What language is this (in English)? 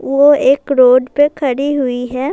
Urdu